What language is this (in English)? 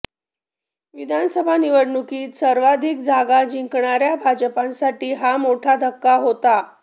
Marathi